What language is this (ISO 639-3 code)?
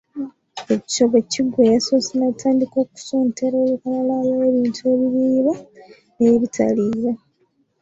lug